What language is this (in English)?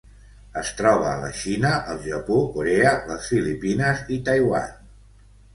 Catalan